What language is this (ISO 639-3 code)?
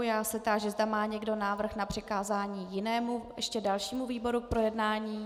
ces